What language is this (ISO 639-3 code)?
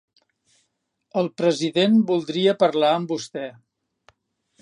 cat